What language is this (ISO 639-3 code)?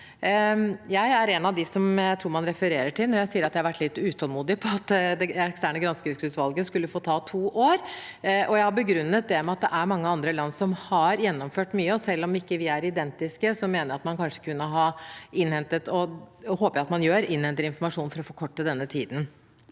nor